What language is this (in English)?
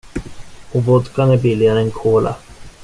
Swedish